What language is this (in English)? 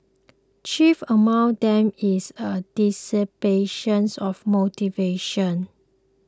English